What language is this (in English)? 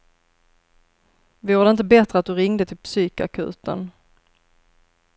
Swedish